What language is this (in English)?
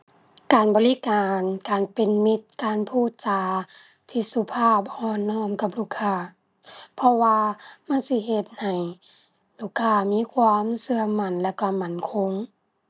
Thai